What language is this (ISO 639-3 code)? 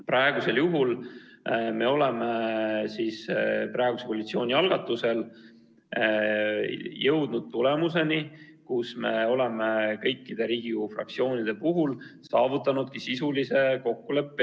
est